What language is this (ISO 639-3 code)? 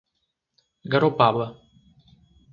por